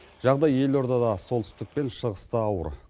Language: Kazakh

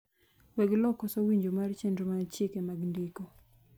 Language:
Luo (Kenya and Tanzania)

